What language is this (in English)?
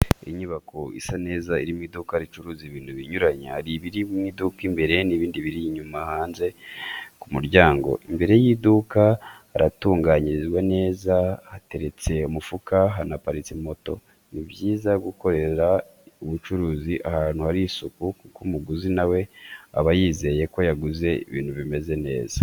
Kinyarwanda